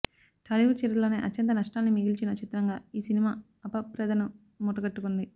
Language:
Telugu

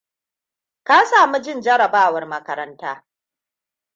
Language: Hausa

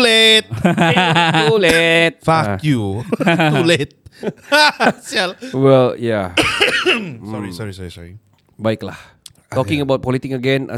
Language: Malay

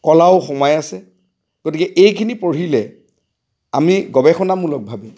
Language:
Assamese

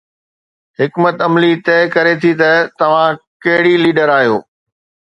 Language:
Sindhi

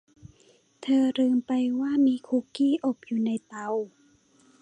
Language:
Thai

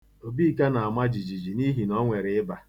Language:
Igbo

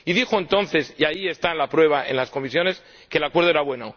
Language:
Spanish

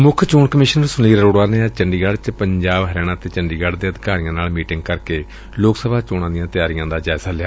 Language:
Punjabi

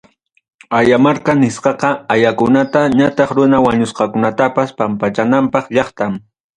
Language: Ayacucho Quechua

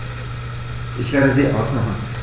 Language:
German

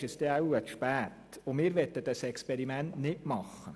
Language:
Swiss German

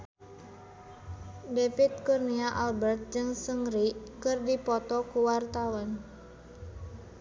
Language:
Sundanese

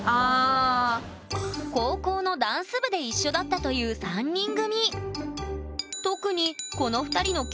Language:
Japanese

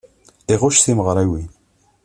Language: Kabyle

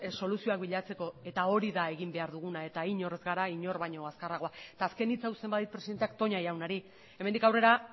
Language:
Basque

